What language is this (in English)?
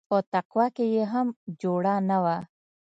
Pashto